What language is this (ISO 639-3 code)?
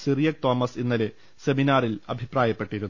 mal